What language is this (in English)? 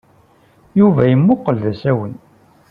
Kabyle